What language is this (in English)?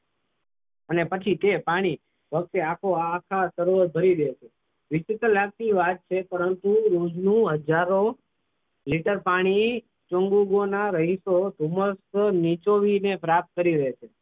Gujarati